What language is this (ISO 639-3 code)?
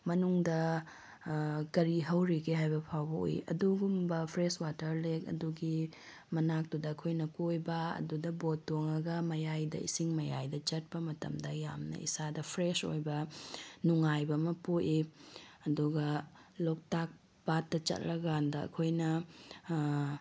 mni